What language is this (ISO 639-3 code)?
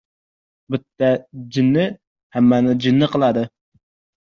uzb